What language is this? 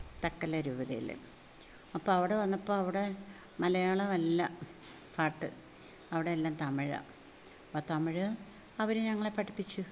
Malayalam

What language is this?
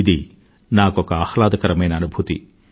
Telugu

